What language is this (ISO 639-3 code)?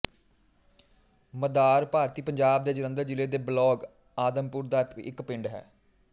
pan